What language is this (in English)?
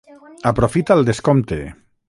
Catalan